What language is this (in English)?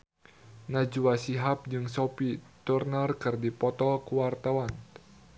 Sundanese